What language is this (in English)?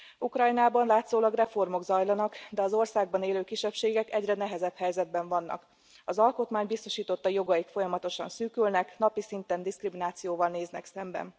Hungarian